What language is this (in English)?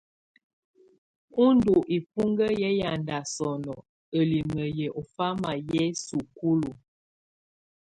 Tunen